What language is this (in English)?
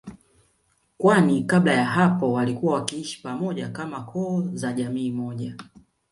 Swahili